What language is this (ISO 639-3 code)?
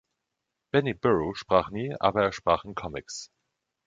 deu